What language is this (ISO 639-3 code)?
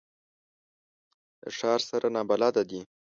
pus